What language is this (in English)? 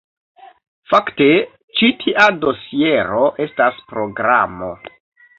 Esperanto